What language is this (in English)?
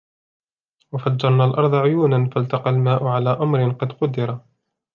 Arabic